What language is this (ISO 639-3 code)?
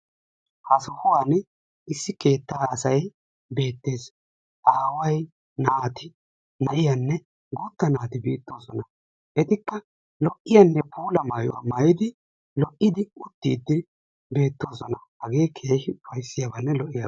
wal